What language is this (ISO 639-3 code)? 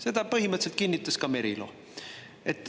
est